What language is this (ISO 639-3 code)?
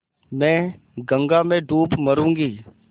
hin